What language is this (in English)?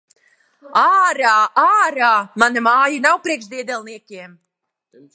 Latvian